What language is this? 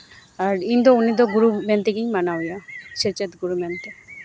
Santali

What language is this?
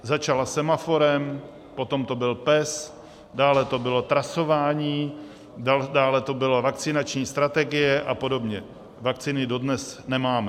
Czech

